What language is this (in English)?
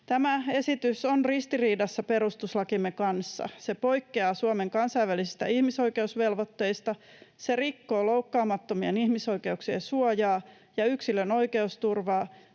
Finnish